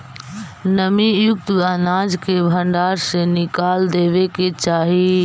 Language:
Magahi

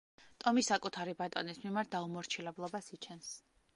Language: Georgian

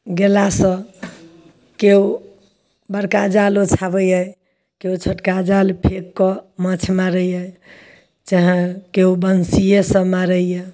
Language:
Maithili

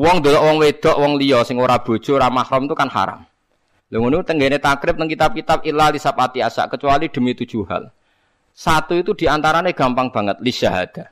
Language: Indonesian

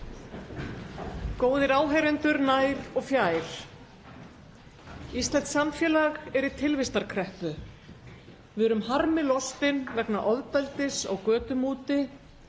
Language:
Icelandic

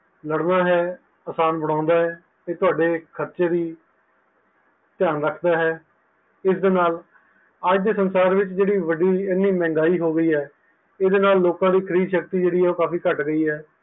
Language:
Punjabi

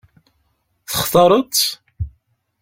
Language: Kabyle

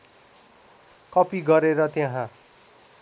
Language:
Nepali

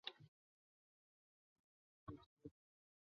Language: Chinese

